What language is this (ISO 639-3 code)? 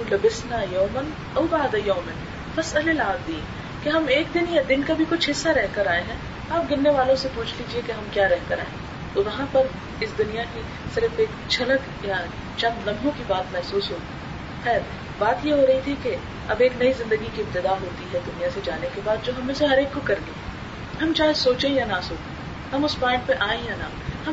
urd